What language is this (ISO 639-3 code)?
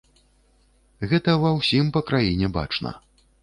bel